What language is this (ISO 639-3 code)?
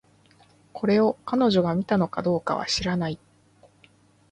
jpn